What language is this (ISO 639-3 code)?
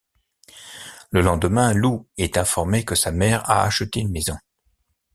fra